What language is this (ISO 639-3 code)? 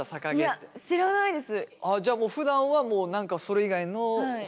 jpn